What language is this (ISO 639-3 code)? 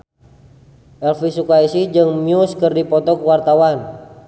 sun